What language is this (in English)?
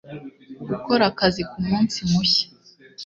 Kinyarwanda